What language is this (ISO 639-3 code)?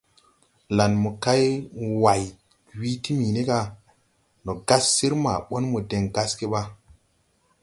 tui